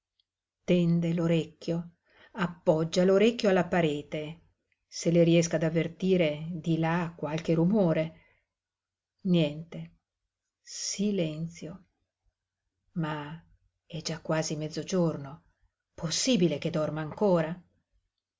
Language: Italian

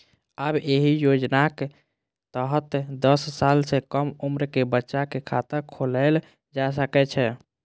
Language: Maithili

